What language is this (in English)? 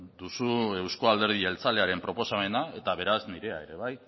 Basque